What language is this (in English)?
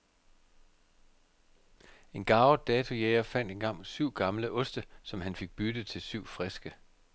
Danish